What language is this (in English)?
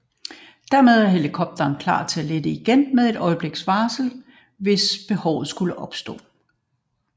Danish